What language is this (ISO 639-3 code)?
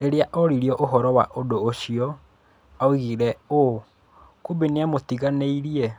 kik